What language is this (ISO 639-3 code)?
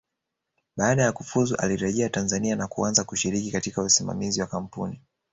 swa